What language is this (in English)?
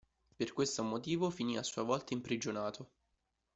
Italian